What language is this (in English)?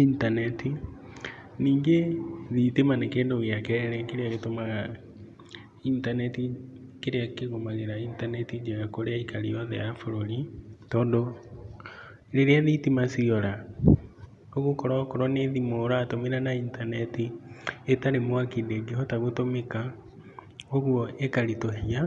Kikuyu